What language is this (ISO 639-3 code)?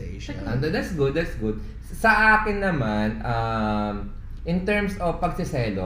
fil